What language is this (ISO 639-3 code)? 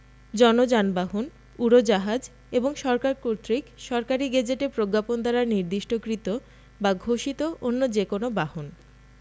ben